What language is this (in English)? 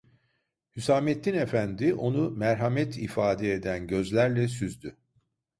Turkish